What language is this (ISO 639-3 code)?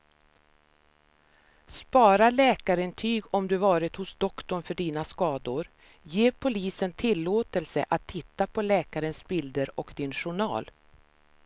swe